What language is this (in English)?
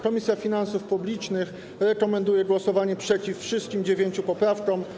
Polish